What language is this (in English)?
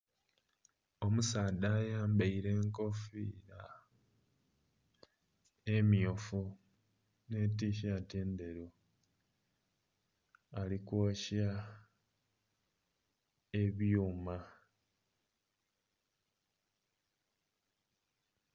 Soga